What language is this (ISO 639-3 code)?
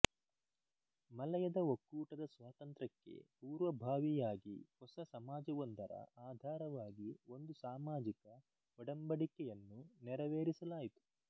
kan